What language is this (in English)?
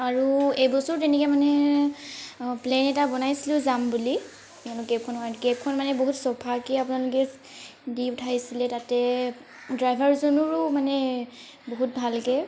Assamese